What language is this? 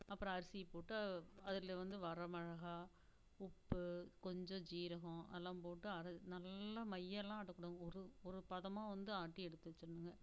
Tamil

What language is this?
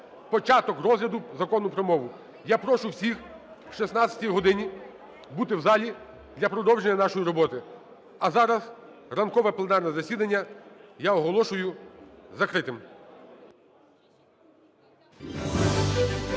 Ukrainian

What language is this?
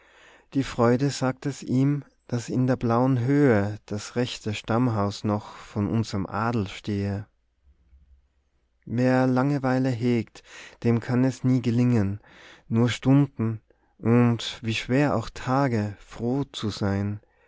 German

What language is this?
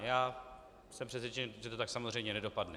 Czech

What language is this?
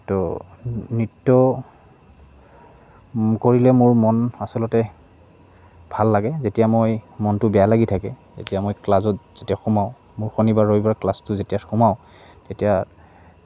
Assamese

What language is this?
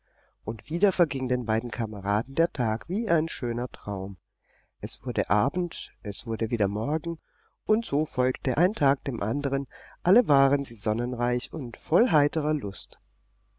German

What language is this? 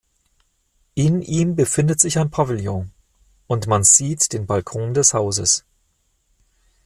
German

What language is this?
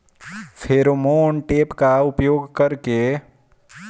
Bhojpuri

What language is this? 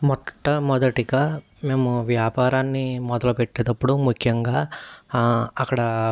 Telugu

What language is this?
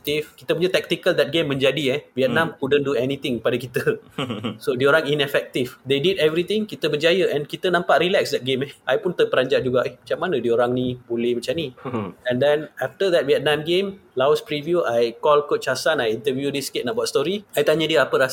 Malay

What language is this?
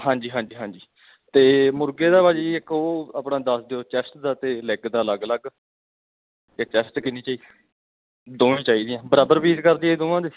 Punjabi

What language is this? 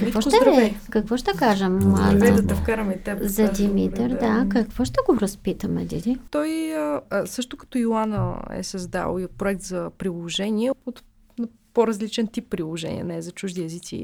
Bulgarian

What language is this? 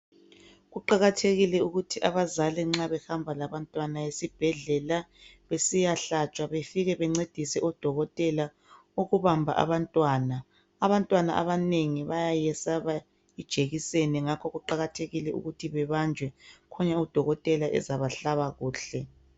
North Ndebele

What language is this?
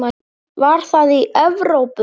Icelandic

